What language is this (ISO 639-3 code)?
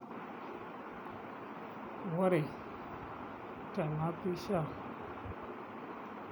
mas